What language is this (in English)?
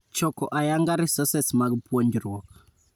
Luo (Kenya and Tanzania)